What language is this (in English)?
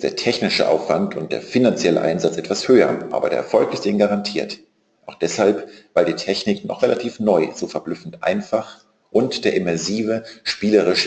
German